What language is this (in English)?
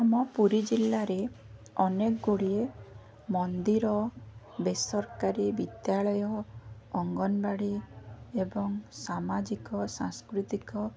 Odia